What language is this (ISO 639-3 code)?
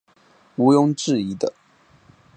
zho